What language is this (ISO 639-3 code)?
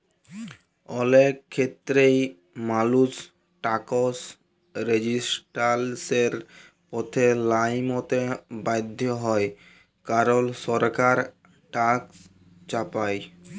ben